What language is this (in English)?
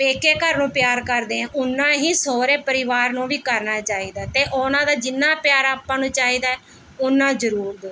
Punjabi